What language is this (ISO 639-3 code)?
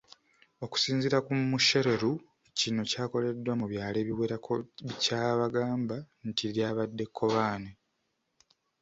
lug